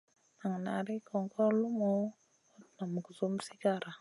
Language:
Masana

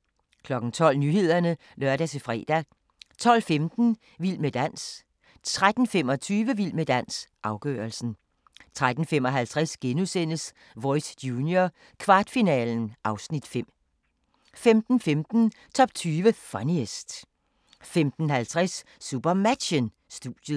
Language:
Danish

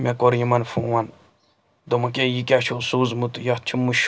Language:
Kashmiri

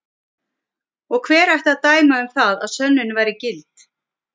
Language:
Icelandic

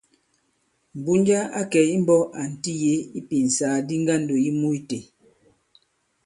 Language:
Bankon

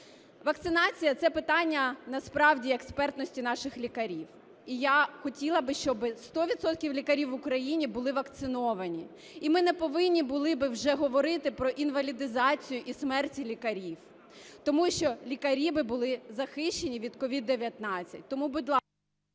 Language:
Ukrainian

